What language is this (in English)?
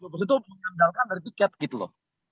Indonesian